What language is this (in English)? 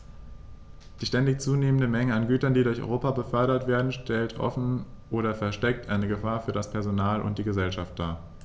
German